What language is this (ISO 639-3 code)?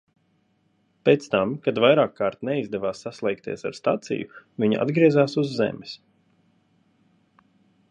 lav